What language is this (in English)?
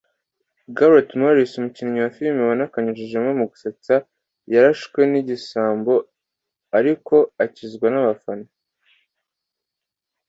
Kinyarwanda